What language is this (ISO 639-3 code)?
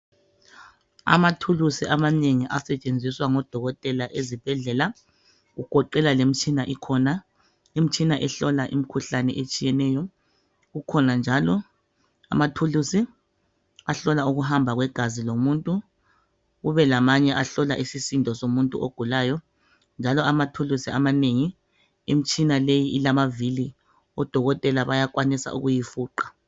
nde